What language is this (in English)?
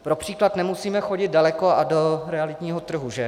Czech